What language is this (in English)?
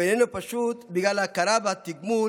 Hebrew